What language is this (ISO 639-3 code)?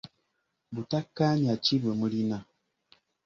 lug